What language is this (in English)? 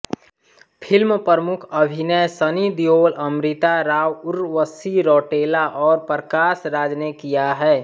Hindi